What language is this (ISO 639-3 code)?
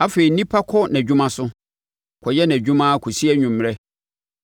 aka